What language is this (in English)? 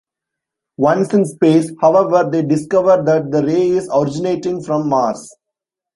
English